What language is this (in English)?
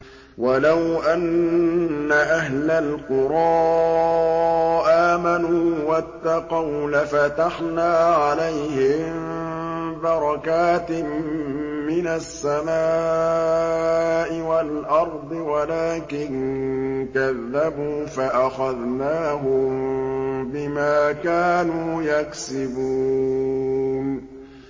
Arabic